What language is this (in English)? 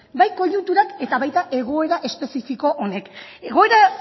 Basque